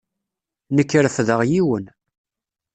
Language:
Kabyle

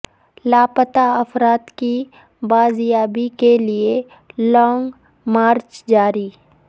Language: Urdu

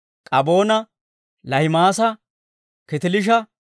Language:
Dawro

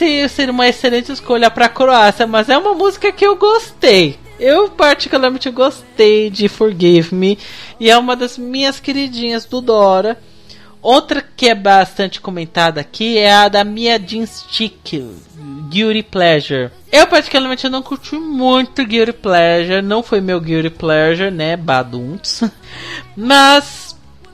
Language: Portuguese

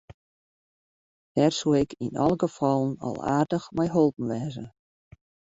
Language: Western Frisian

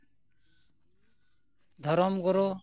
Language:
Santali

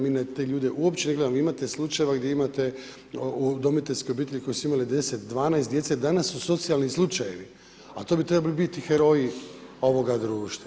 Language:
Croatian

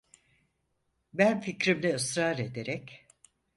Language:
Turkish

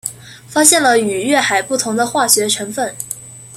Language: Chinese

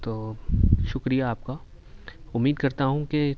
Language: Urdu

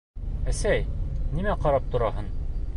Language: Bashkir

